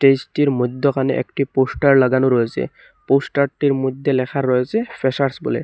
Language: Bangla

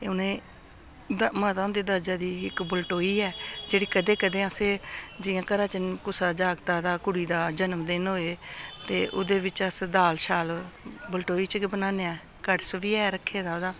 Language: Dogri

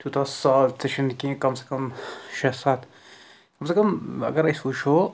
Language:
Kashmiri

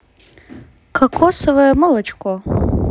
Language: Russian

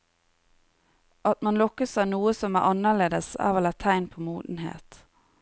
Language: Norwegian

